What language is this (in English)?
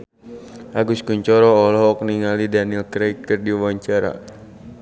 Sundanese